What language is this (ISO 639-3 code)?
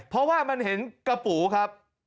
tha